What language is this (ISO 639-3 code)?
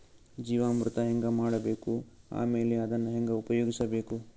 kan